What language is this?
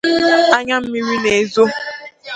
Igbo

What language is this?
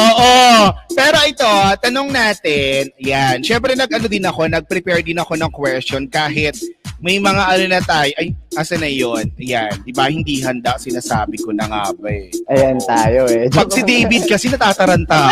Filipino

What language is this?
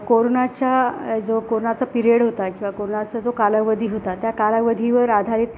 Marathi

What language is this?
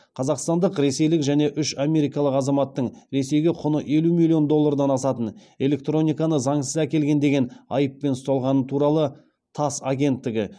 Kazakh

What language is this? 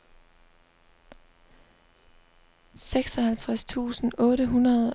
Danish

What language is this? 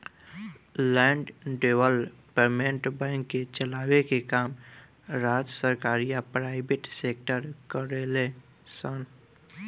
Bhojpuri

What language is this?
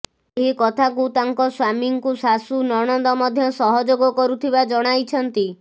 Odia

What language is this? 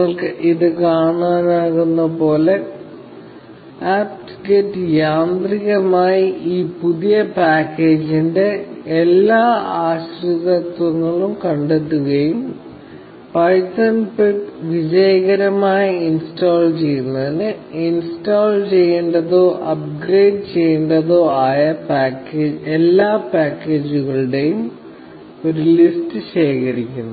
Malayalam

